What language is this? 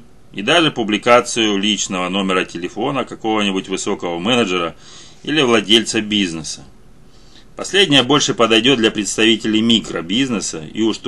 Russian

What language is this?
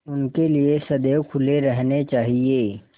Hindi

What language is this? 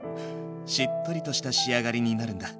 Japanese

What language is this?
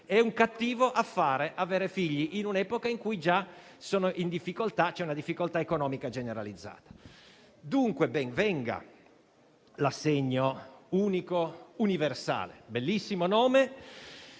Italian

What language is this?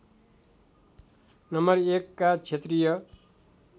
Nepali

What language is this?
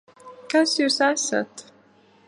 Latvian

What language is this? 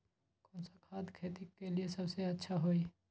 Magahi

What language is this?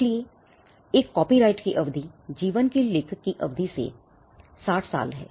Hindi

